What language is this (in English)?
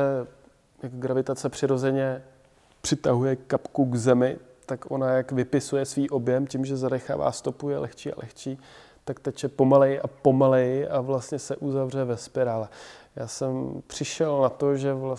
Czech